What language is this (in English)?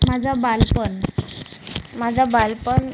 Marathi